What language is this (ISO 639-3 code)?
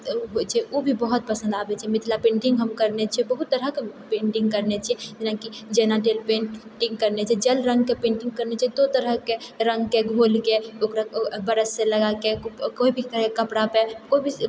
mai